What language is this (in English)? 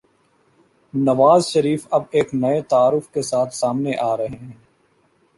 Urdu